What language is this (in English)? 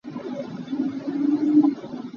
Hakha Chin